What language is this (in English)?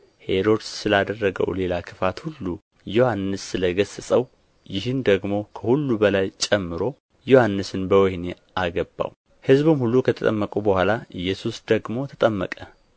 Amharic